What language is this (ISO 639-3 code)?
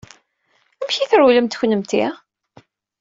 kab